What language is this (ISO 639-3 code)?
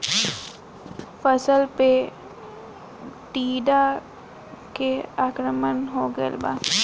bho